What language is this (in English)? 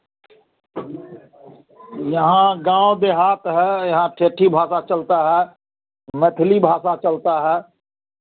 Hindi